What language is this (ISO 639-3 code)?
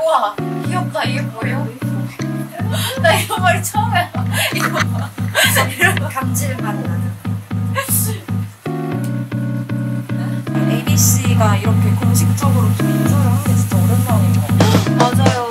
kor